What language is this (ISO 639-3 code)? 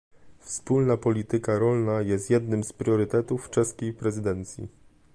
pol